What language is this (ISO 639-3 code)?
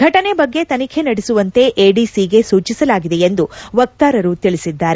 kan